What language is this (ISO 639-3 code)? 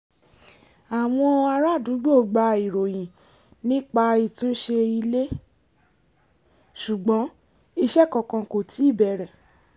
yor